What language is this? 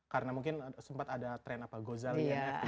Indonesian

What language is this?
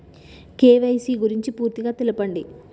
Telugu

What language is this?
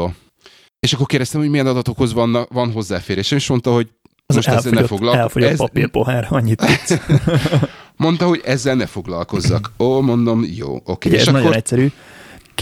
Hungarian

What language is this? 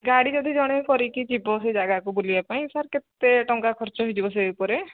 Odia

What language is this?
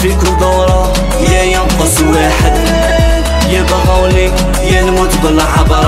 Arabic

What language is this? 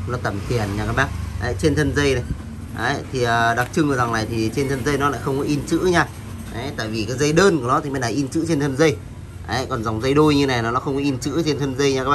Vietnamese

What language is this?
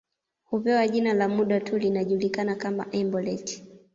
Swahili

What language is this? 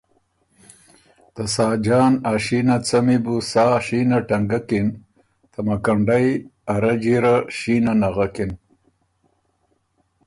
Ormuri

